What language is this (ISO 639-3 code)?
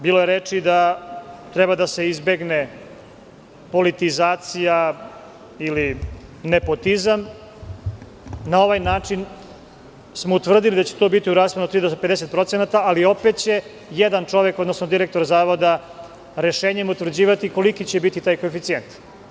srp